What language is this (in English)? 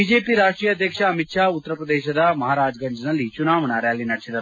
Kannada